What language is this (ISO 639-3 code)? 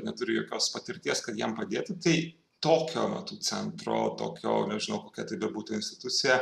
lit